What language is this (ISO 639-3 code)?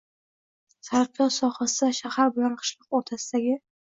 uzb